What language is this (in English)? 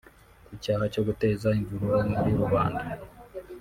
Kinyarwanda